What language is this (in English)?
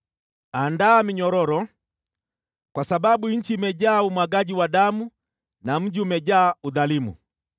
Swahili